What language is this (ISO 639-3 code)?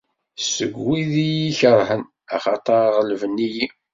kab